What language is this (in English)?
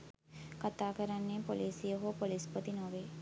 Sinhala